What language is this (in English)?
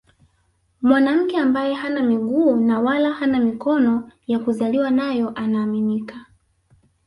Swahili